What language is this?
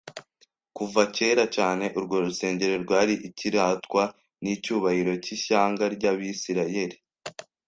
Kinyarwanda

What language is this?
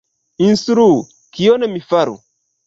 Esperanto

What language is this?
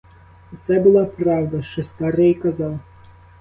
Ukrainian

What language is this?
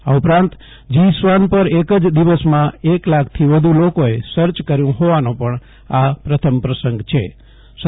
Gujarati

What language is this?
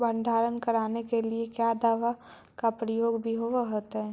Magahi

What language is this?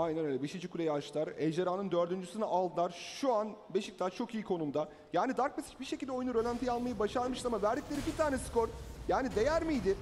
Turkish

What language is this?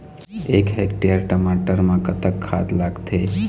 Chhattisgarhi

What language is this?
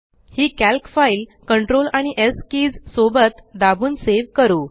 Marathi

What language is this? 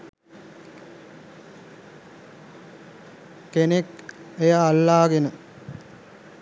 Sinhala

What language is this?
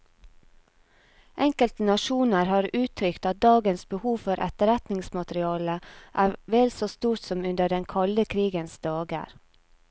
Norwegian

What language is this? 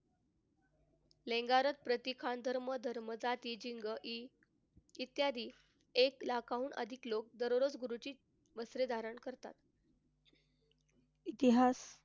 Marathi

